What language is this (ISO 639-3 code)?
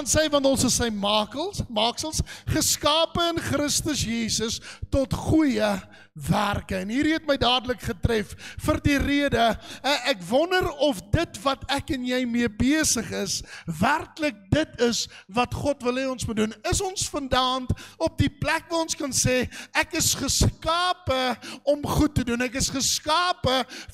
nld